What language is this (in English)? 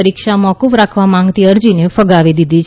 Gujarati